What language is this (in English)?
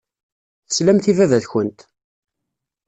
Kabyle